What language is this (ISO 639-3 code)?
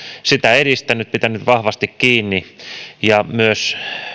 fin